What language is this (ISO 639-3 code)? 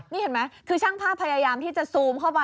tha